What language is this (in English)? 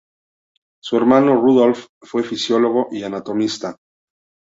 Spanish